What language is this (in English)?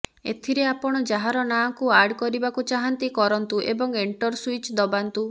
Odia